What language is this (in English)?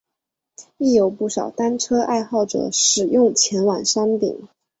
Chinese